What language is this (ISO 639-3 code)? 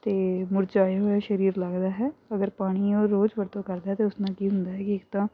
pan